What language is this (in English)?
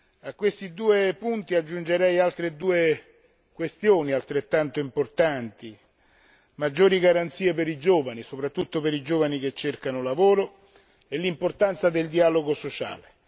Italian